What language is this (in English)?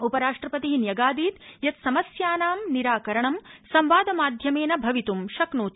Sanskrit